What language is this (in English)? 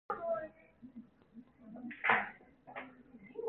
Bashkir